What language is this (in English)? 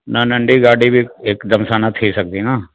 Sindhi